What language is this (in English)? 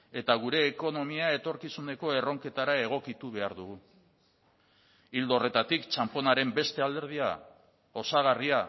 Basque